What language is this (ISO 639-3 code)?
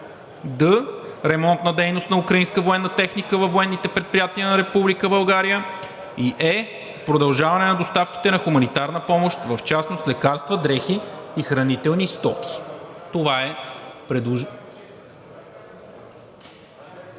bul